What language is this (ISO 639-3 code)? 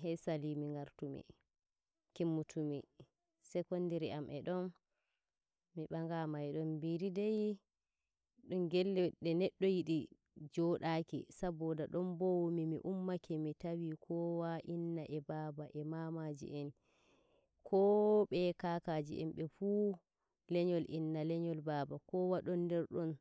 fuv